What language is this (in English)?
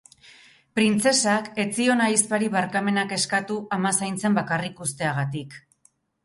Basque